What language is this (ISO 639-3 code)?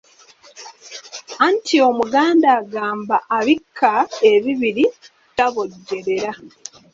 lug